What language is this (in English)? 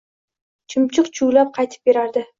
Uzbek